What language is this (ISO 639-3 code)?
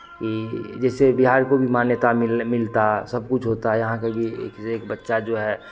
hin